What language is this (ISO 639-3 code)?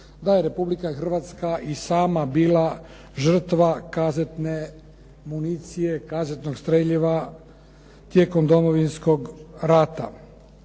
hrv